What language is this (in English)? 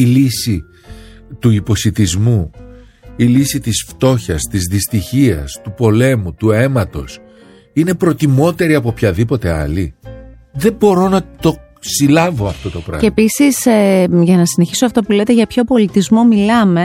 Greek